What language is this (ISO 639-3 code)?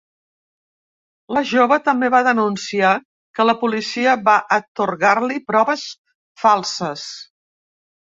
cat